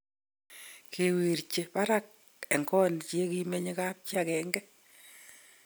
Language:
Kalenjin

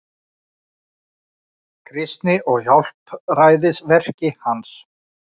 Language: Icelandic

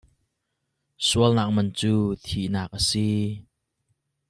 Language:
Hakha Chin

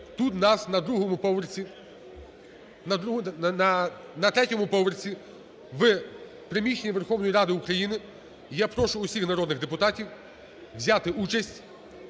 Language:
Ukrainian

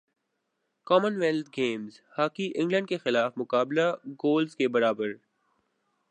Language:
Urdu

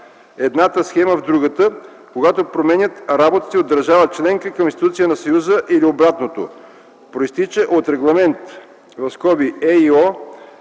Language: Bulgarian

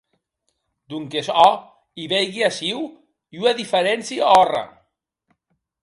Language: Occitan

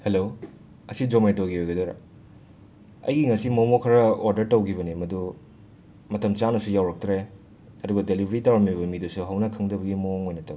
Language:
Manipuri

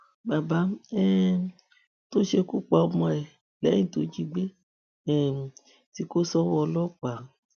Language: Yoruba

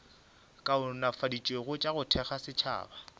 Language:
Northern Sotho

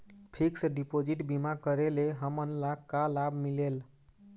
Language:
Chhattisgarhi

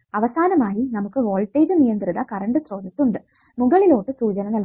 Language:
Malayalam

